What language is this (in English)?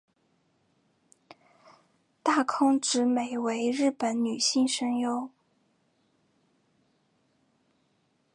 Chinese